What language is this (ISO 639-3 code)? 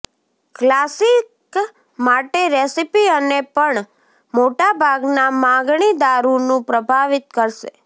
guj